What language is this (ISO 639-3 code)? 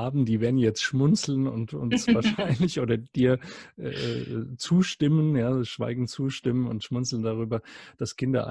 deu